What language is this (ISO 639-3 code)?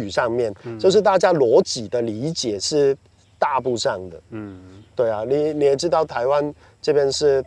zho